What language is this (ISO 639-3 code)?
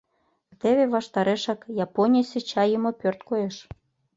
chm